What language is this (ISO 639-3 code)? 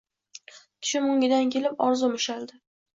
uzb